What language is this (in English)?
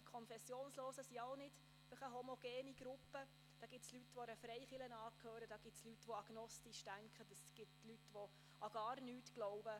Swiss German